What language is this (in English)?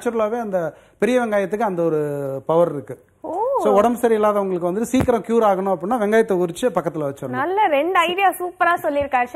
Dutch